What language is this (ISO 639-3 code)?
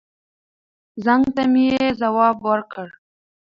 pus